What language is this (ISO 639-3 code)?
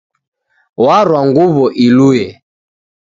dav